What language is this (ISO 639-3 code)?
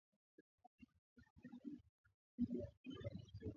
swa